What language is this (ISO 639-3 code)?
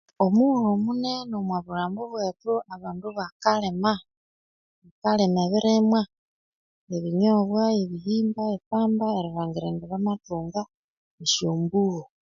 koo